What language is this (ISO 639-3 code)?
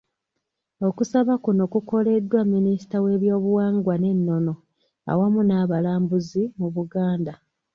lug